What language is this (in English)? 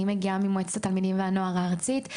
Hebrew